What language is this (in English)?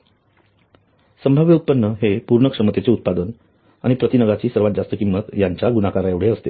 Marathi